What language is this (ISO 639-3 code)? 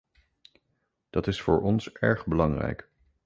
nld